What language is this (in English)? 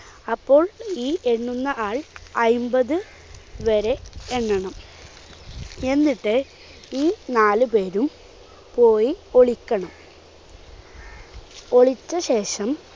Malayalam